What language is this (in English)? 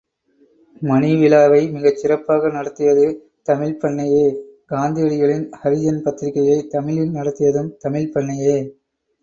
Tamil